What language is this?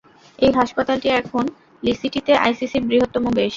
Bangla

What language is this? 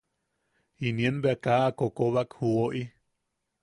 Yaqui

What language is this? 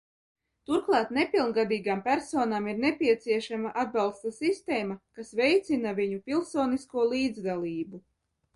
Latvian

